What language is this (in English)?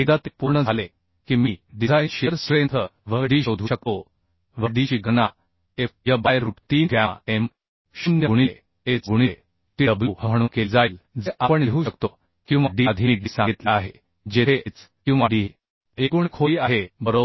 Marathi